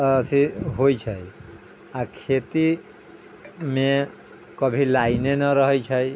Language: Maithili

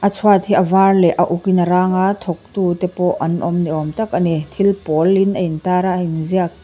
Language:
Mizo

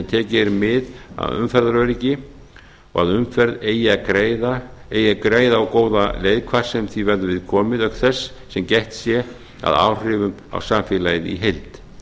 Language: Icelandic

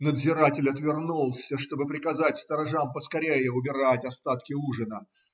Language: Russian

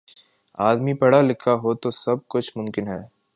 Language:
Urdu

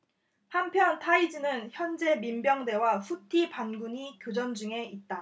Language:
Korean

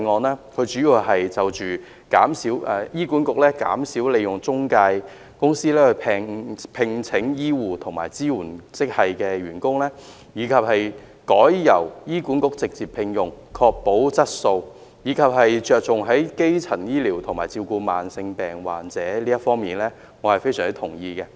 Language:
Cantonese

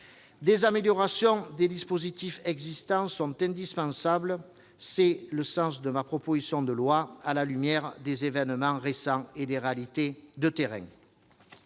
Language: French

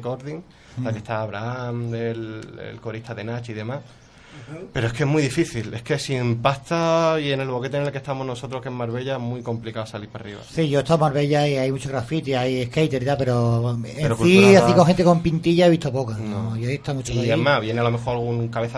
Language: Spanish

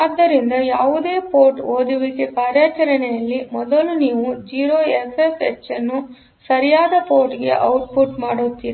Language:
Kannada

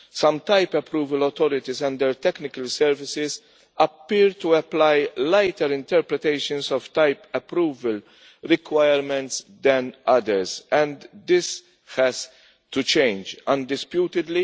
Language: English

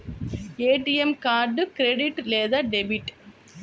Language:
Telugu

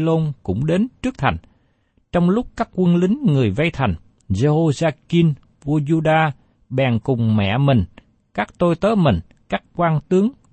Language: Vietnamese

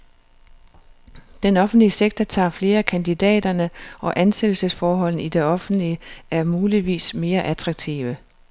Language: Danish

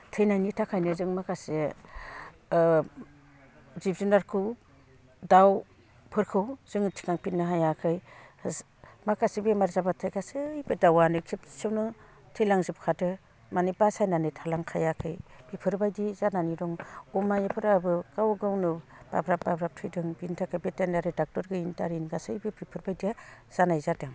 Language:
Bodo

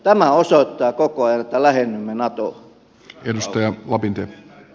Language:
Finnish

